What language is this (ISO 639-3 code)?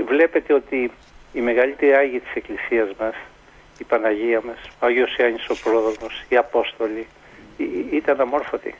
ell